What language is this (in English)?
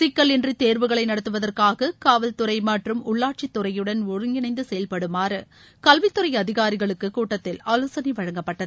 Tamil